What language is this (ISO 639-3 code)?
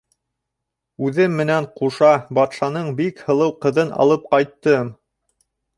bak